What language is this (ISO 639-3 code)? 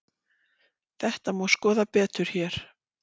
isl